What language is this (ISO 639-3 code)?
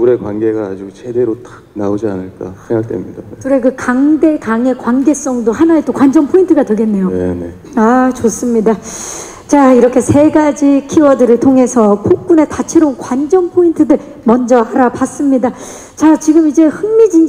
kor